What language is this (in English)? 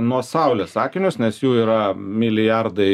Lithuanian